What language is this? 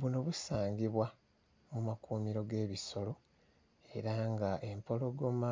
Ganda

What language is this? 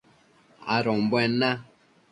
Matsés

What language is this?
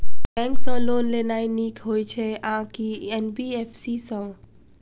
Maithili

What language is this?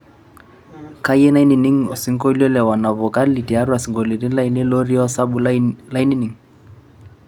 Masai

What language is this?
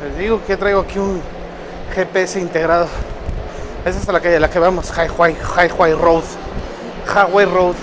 Spanish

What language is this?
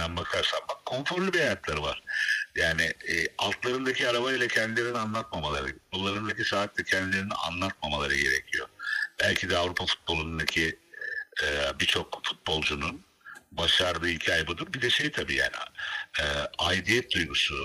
Turkish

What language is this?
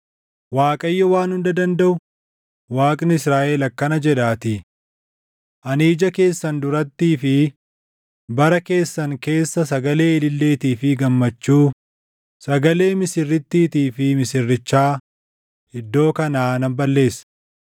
Oromo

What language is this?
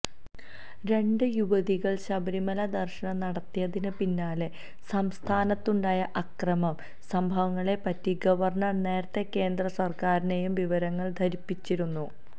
Malayalam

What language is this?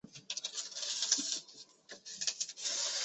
Chinese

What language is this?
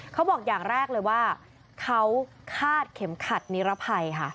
Thai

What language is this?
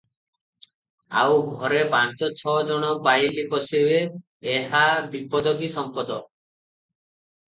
Odia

